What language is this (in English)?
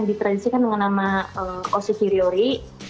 Indonesian